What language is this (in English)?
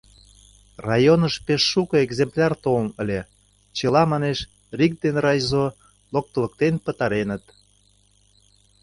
Mari